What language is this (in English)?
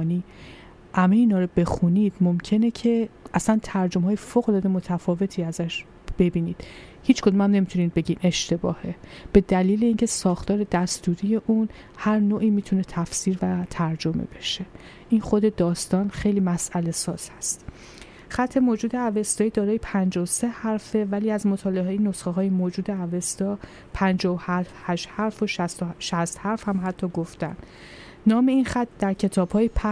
Persian